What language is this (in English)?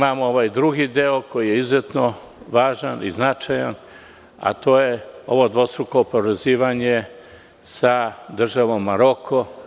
Serbian